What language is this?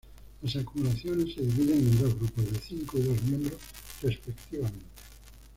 Spanish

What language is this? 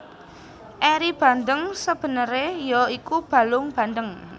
Javanese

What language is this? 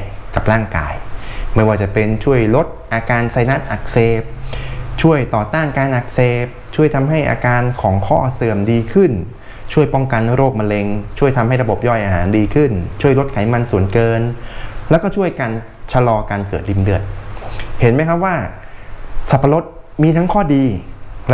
Thai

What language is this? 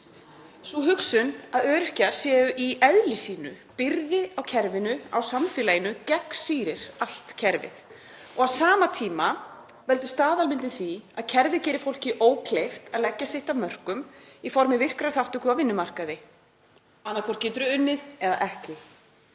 Icelandic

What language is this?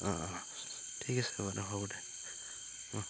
Assamese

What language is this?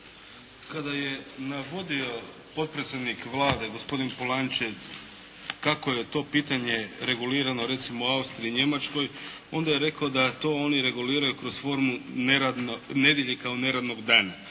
Croatian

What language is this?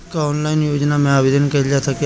Bhojpuri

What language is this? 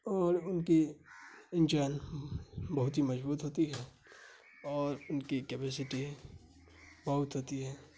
Urdu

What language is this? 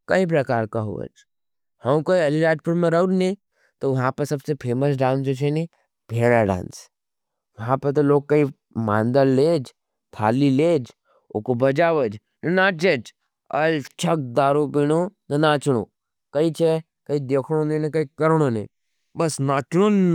Nimadi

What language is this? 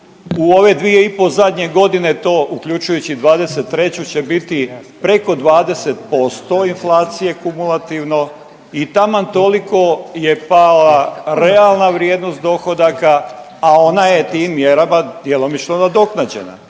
Croatian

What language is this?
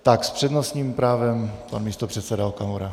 Czech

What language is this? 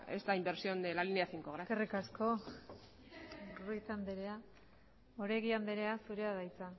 Basque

